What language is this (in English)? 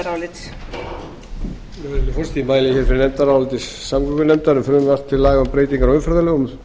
Icelandic